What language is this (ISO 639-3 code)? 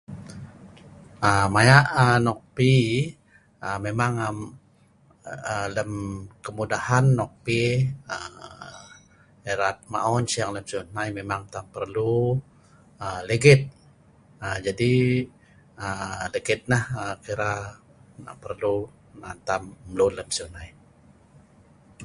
snv